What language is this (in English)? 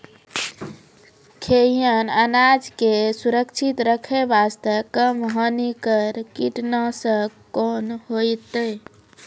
Maithili